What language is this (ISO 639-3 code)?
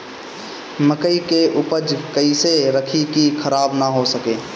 bho